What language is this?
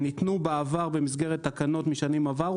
Hebrew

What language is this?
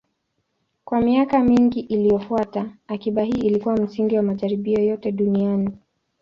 Swahili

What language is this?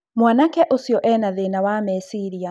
Kikuyu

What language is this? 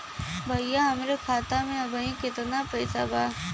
Bhojpuri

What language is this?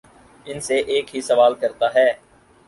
Urdu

